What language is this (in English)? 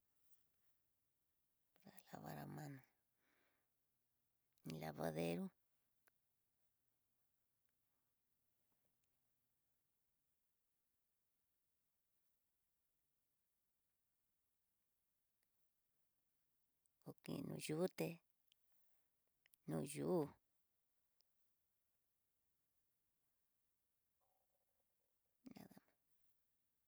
Tidaá Mixtec